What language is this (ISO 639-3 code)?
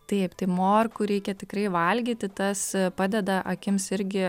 lit